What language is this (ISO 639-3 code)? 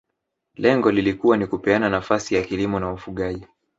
swa